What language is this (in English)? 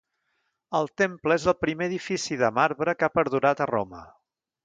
Catalan